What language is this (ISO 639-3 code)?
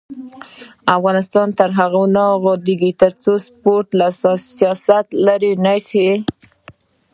pus